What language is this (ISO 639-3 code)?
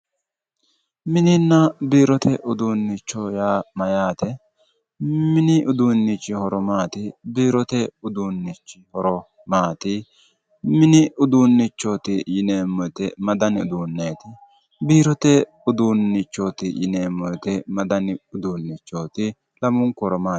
sid